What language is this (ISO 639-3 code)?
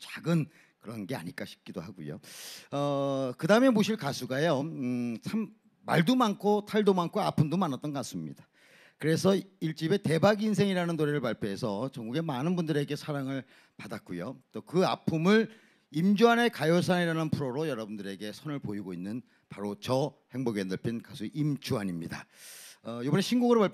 kor